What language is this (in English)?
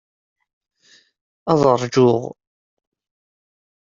Kabyle